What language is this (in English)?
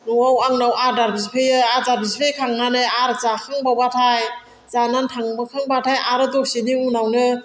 Bodo